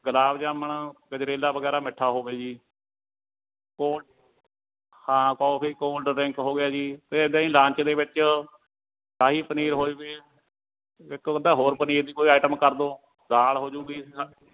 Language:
Punjabi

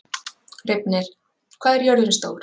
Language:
Icelandic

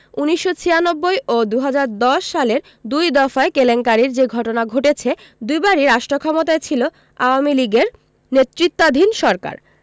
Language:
Bangla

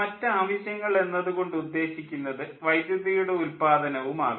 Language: Malayalam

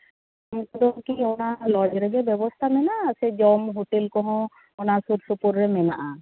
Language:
Santali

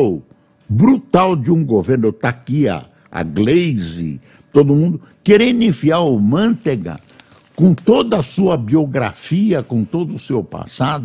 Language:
Portuguese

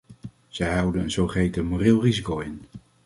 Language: Dutch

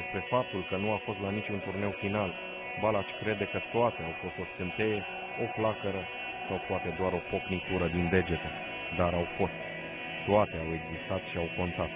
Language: Romanian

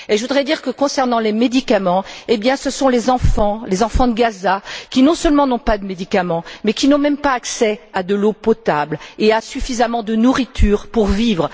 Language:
French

